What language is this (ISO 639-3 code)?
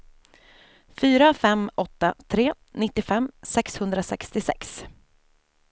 swe